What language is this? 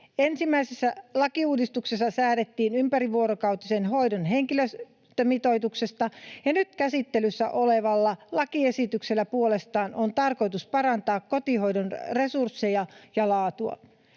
Finnish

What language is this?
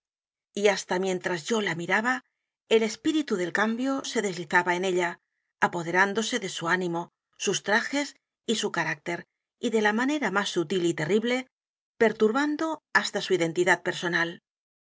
Spanish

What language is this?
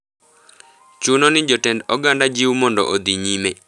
Luo (Kenya and Tanzania)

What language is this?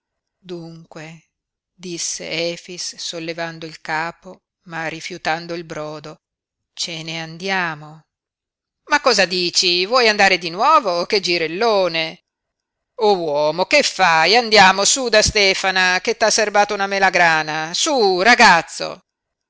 Italian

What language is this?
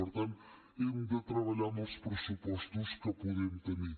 Catalan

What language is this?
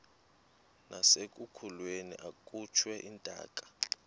Xhosa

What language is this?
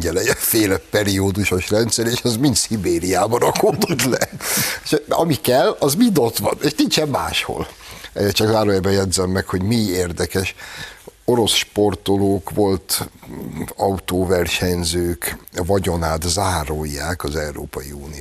Hungarian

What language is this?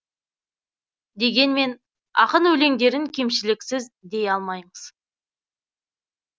Kazakh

